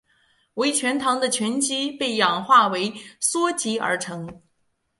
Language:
Chinese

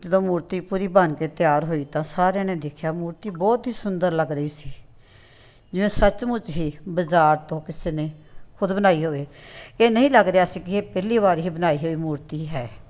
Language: Punjabi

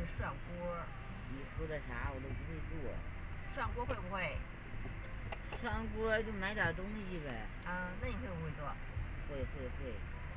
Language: Chinese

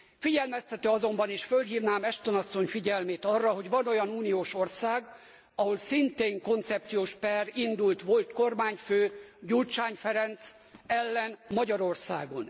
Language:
Hungarian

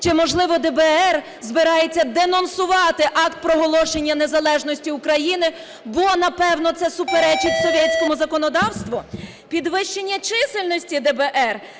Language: Ukrainian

